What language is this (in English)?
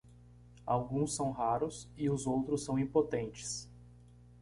Portuguese